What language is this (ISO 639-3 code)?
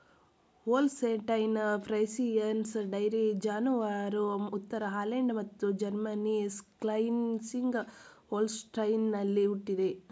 kan